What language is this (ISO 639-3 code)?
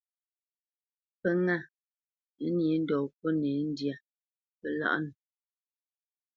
bce